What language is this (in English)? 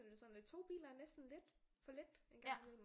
Danish